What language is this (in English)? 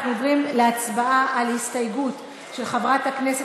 Hebrew